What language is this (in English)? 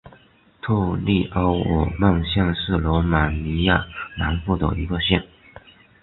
Chinese